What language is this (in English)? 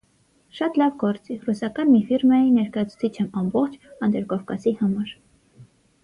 Armenian